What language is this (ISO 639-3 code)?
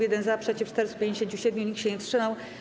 pol